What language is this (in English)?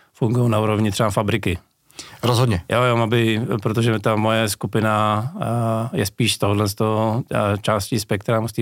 Czech